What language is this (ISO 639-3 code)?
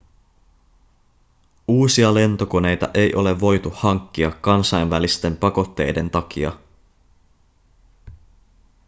fin